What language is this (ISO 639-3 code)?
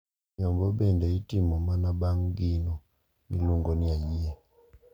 luo